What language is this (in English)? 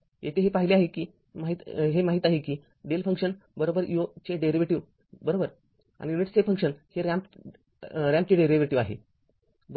Marathi